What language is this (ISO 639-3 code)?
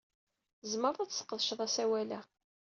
kab